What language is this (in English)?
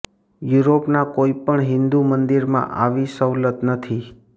Gujarati